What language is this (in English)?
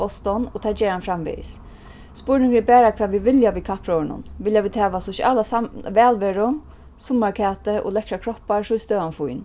Faroese